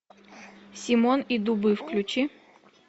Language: Russian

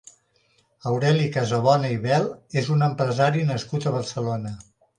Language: Catalan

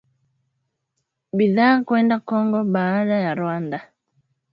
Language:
Swahili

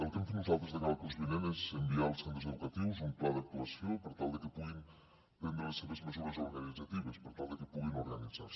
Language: Catalan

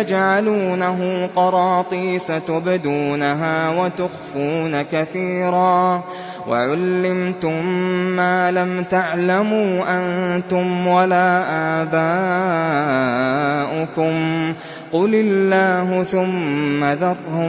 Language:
Arabic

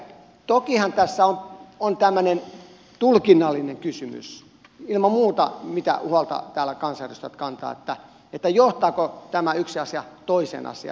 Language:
Finnish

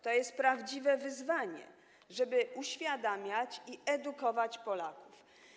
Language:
Polish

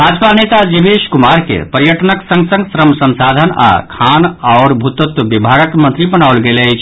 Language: Maithili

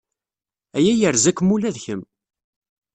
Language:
Kabyle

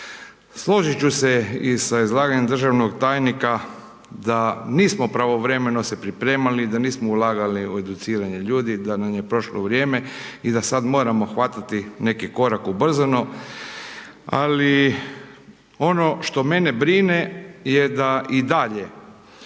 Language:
Croatian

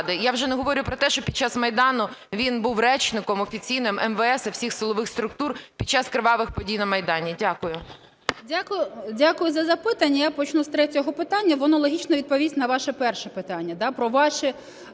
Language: Ukrainian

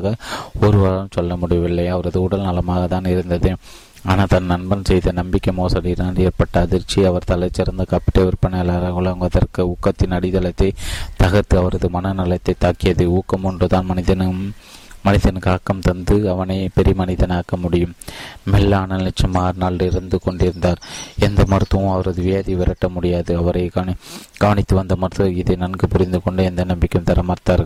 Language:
Tamil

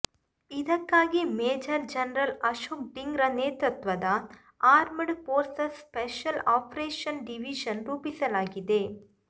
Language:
Kannada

